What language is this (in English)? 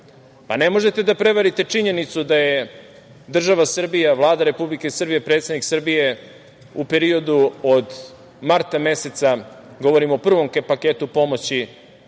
Serbian